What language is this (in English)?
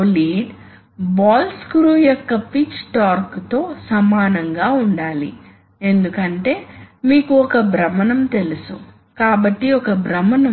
Telugu